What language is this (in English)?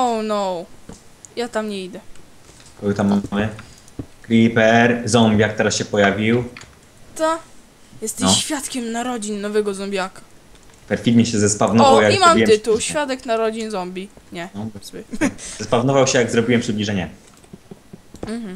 Polish